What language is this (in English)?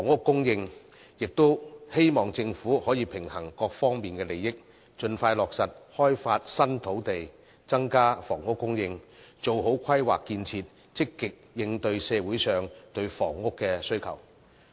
Cantonese